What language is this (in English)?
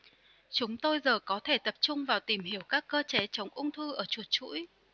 Vietnamese